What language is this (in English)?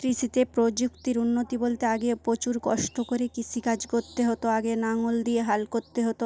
Bangla